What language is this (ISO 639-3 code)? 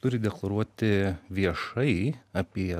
lit